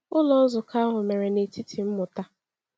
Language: Igbo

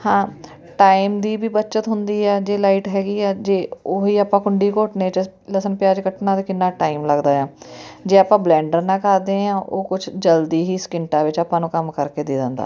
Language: Punjabi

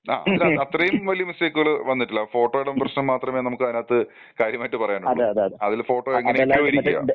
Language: Malayalam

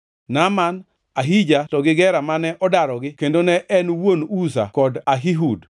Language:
Luo (Kenya and Tanzania)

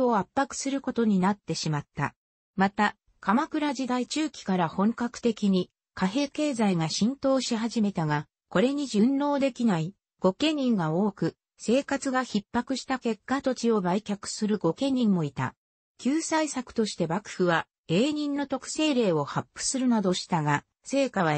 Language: Japanese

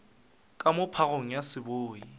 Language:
Northern Sotho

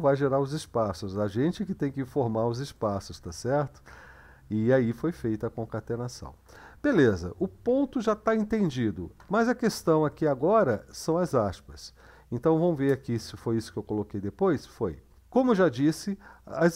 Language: Portuguese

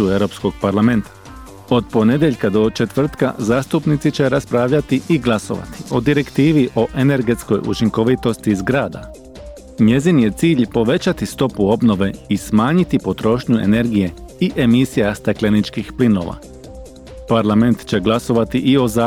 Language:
Croatian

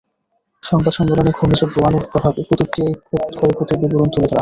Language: Bangla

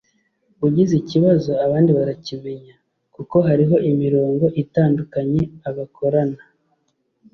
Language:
Kinyarwanda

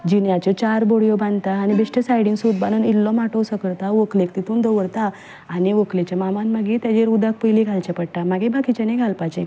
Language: Konkani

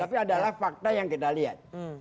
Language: Indonesian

